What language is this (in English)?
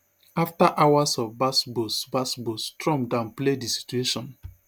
Nigerian Pidgin